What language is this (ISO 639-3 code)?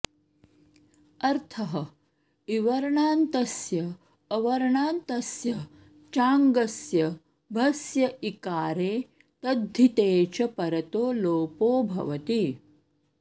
san